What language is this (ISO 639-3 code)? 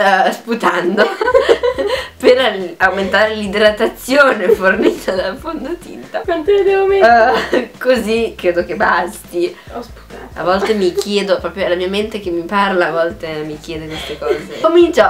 ita